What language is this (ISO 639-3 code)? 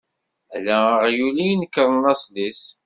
kab